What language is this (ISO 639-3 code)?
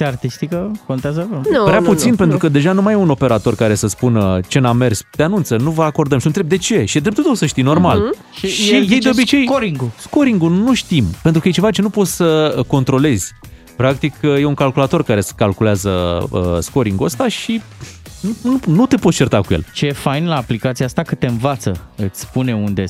ron